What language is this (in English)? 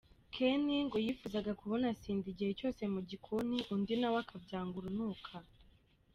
Kinyarwanda